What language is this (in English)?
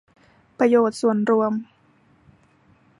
Thai